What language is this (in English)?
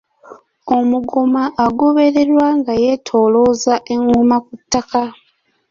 Ganda